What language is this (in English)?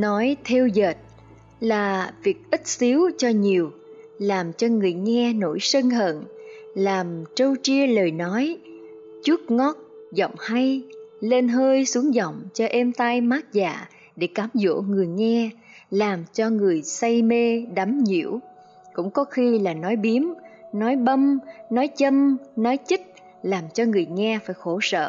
Vietnamese